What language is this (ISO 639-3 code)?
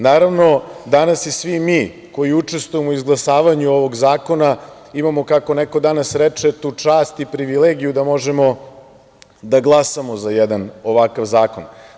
srp